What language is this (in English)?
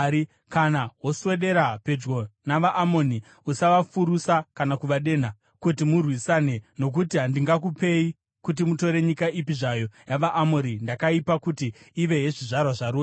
Shona